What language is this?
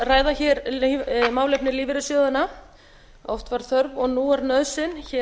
Icelandic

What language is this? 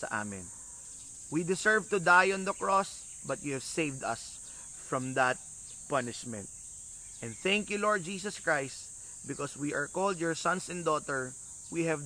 Filipino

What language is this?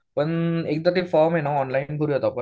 Marathi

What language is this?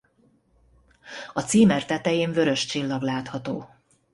Hungarian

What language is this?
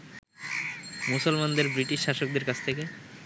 Bangla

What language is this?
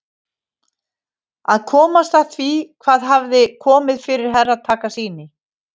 Icelandic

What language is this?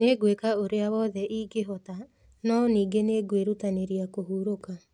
Kikuyu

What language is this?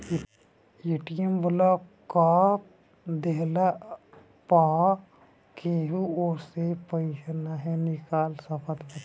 Bhojpuri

